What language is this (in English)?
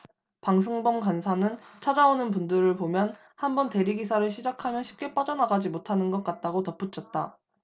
Korean